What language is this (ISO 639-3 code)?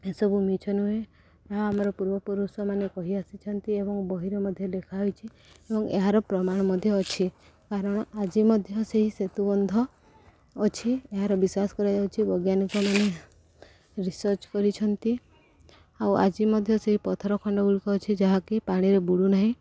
ori